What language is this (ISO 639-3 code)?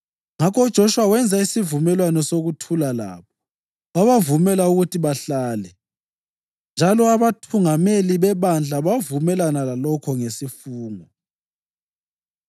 nde